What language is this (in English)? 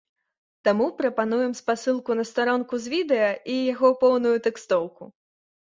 Belarusian